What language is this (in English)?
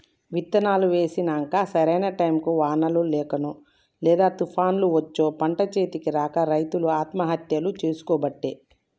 Telugu